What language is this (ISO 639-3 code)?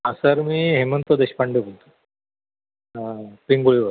mar